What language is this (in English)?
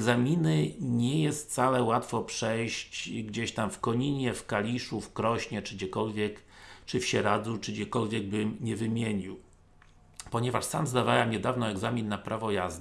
Polish